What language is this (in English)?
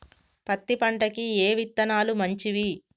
Telugu